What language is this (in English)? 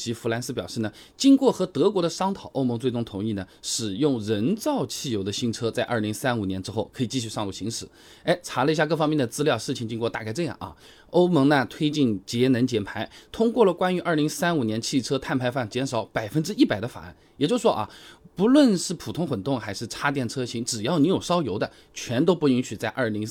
Chinese